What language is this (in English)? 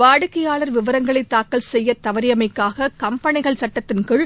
Tamil